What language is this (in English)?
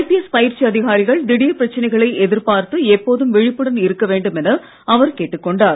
Tamil